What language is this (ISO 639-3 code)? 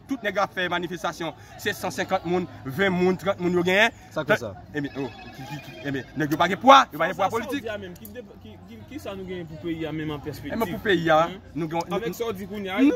fra